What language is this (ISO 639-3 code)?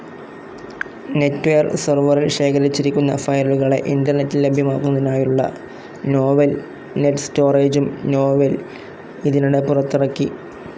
mal